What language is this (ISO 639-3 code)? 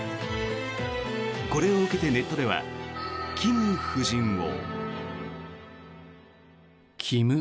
jpn